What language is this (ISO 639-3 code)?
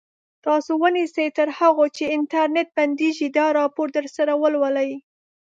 pus